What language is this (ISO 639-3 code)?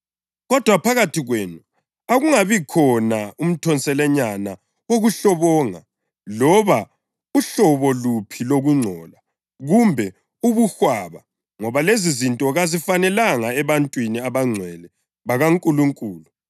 nde